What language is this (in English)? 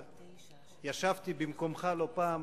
Hebrew